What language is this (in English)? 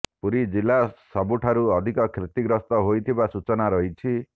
Odia